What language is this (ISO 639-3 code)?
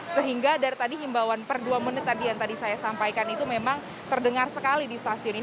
ind